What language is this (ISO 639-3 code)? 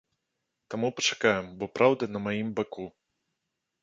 bel